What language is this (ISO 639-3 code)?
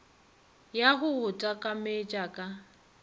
nso